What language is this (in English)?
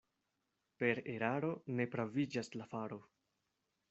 Esperanto